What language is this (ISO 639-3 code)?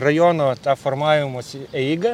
lit